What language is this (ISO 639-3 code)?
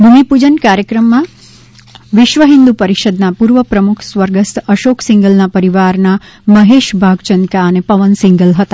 guj